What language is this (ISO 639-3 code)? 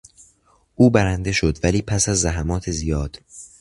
fas